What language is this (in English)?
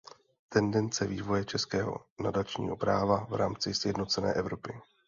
Czech